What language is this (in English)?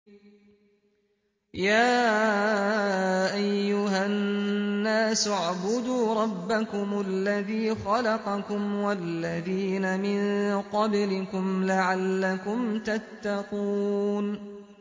Arabic